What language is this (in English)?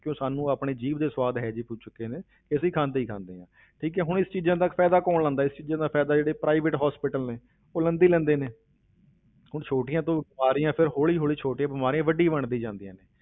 Punjabi